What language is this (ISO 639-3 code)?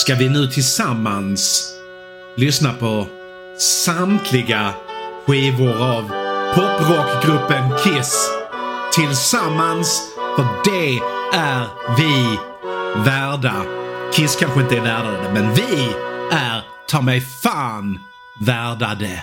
swe